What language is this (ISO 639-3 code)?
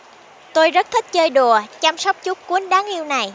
vie